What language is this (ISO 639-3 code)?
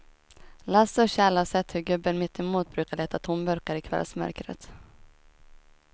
swe